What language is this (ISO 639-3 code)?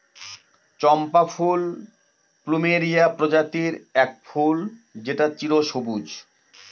ben